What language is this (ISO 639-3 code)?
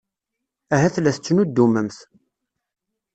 kab